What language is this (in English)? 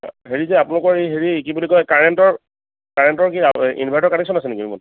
Assamese